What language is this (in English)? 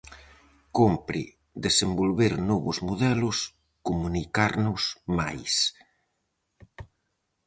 Galician